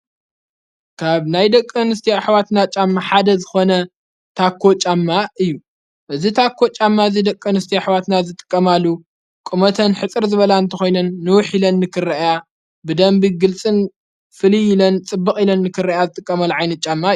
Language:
Tigrinya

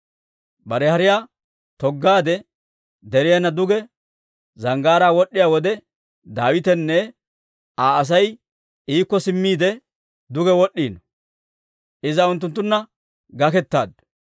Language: Dawro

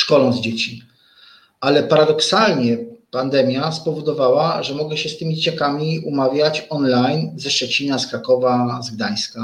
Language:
Polish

